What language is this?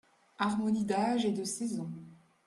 French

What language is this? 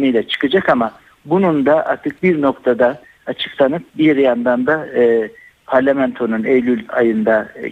Turkish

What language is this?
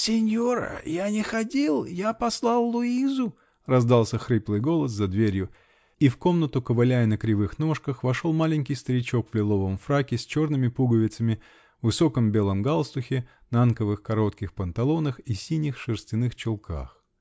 Russian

